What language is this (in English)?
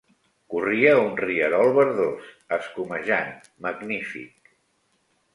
Catalan